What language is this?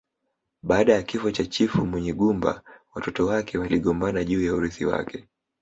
Swahili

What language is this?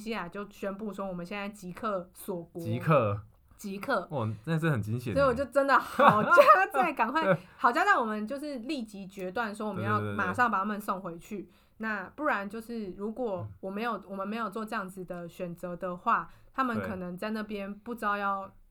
Chinese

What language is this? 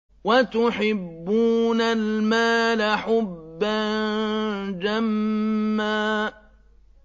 Arabic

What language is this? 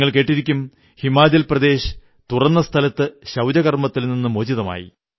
Malayalam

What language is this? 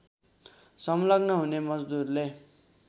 Nepali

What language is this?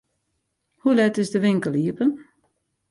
Western Frisian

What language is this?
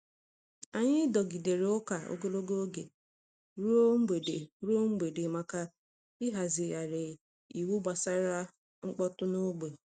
Igbo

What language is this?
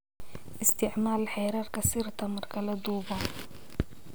Somali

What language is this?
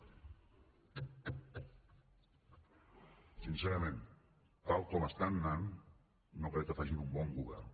Catalan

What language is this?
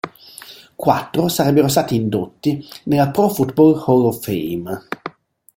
Italian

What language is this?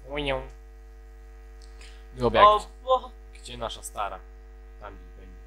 Polish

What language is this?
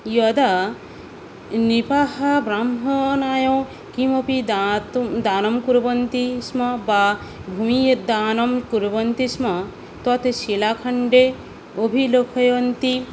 Sanskrit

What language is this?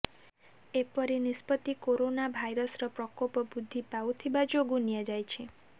Odia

